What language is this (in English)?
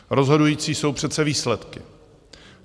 Czech